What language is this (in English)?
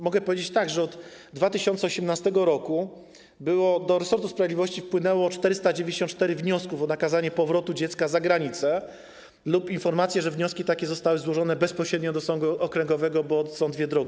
Polish